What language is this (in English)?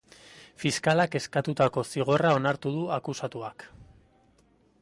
Basque